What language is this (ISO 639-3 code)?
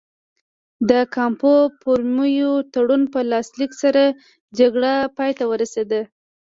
pus